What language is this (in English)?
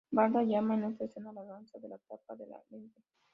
Spanish